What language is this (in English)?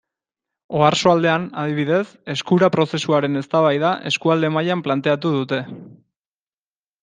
Basque